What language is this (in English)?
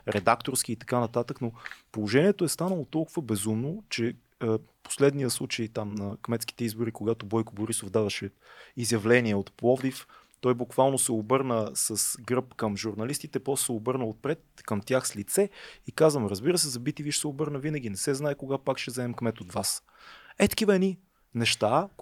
Bulgarian